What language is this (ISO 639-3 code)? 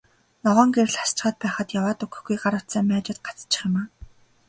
mon